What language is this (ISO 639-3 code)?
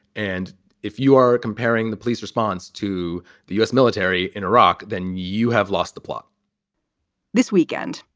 eng